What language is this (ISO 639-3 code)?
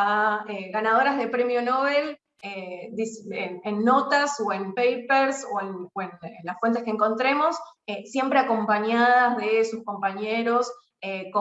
spa